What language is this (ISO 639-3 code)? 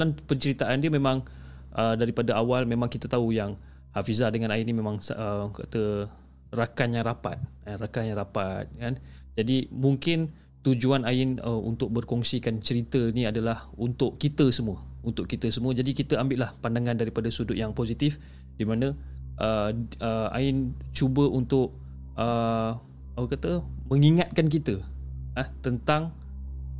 msa